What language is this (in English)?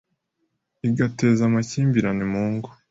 Kinyarwanda